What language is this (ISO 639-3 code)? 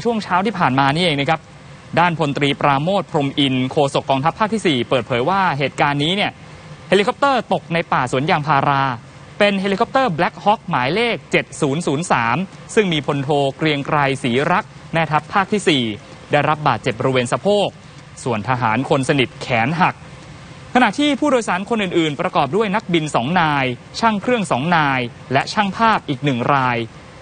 tha